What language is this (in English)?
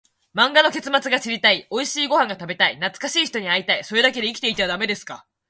Japanese